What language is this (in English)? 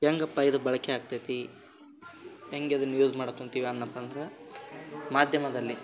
Kannada